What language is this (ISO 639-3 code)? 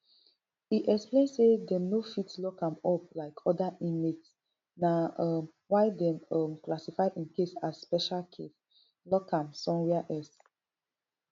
pcm